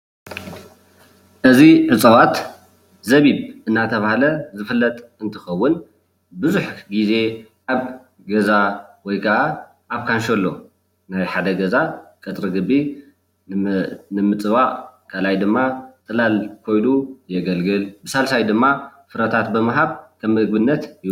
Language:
Tigrinya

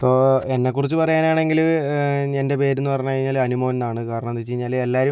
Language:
Malayalam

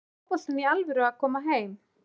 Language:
Icelandic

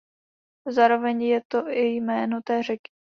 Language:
Czech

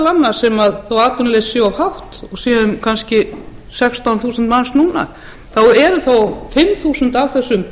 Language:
Icelandic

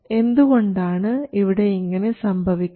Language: Malayalam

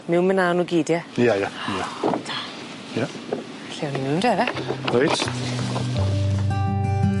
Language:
Welsh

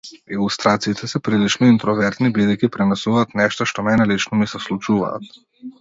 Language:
Macedonian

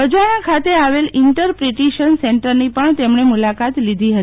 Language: Gujarati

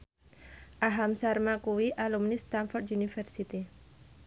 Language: Javanese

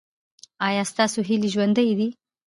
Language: Pashto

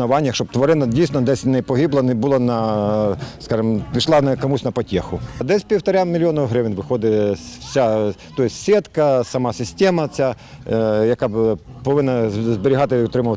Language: Ukrainian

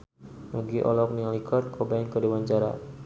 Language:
Sundanese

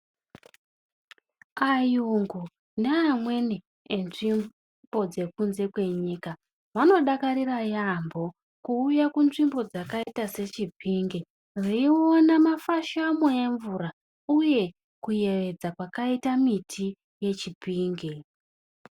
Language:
Ndau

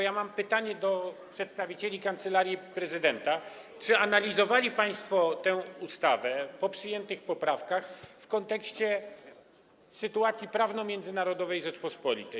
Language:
Polish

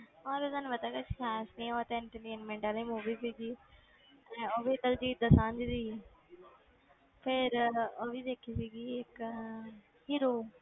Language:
Punjabi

